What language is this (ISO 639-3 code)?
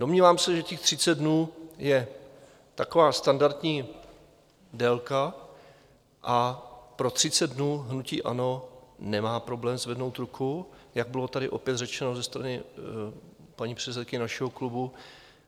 ces